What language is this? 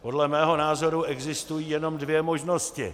Czech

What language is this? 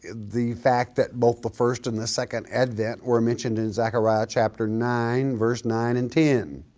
English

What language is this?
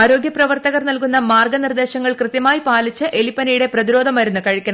Malayalam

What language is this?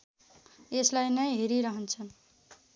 Nepali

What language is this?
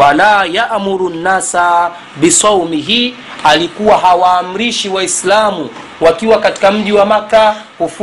Swahili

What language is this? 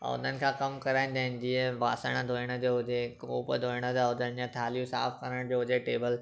Sindhi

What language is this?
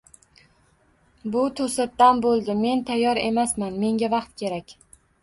Uzbek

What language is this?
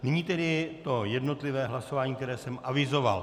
Czech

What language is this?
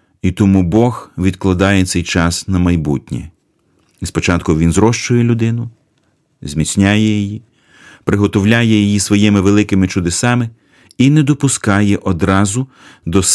Ukrainian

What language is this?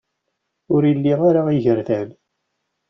Kabyle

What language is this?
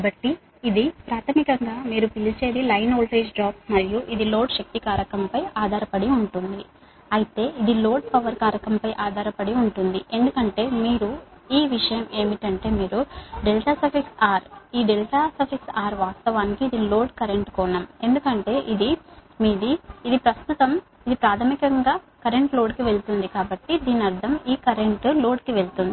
Telugu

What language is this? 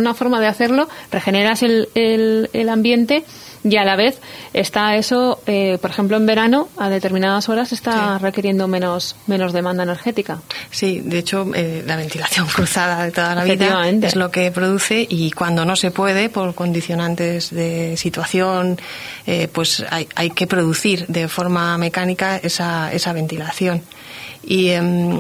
Spanish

